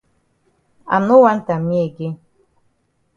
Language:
Cameroon Pidgin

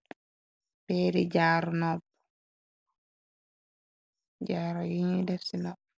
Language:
Wolof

